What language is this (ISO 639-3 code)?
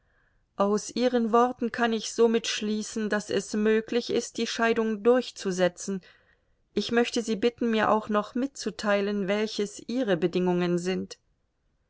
deu